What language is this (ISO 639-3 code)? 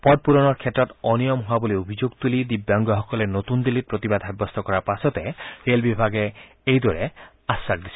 asm